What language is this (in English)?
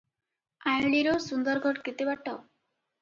Odia